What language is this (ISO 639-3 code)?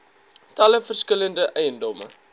afr